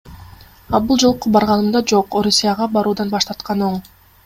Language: Kyrgyz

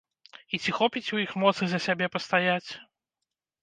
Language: Belarusian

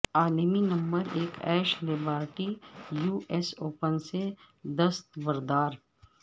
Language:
Urdu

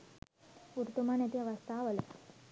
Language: Sinhala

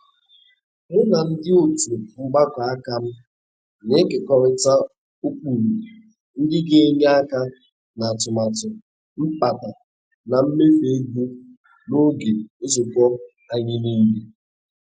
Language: Igbo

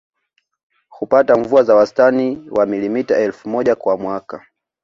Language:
Swahili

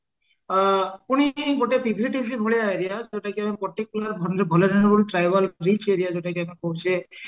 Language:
Odia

